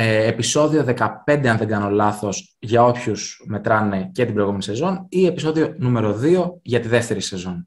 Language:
Greek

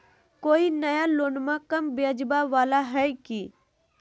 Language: Magahi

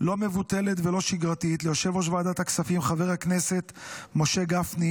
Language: Hebrew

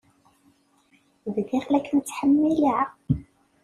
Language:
Kabyle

